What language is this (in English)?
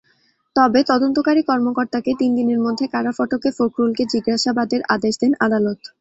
Bangla